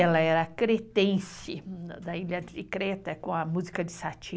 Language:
Portuguese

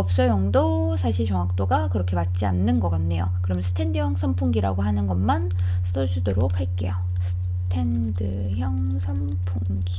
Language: Korean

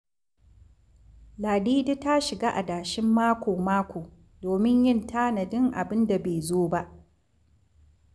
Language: Hausa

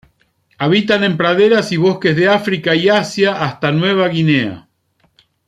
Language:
Spanish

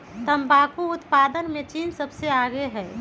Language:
Magahi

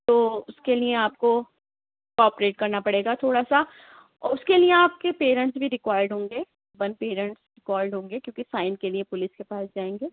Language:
Urdu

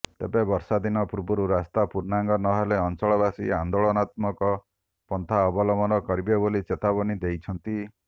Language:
Odia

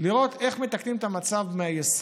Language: Hebrew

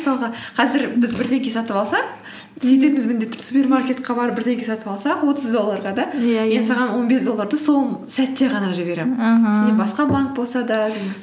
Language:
Kazakh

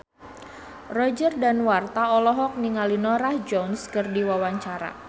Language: Sundanese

